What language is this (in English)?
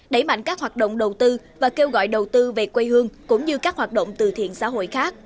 Vietnamese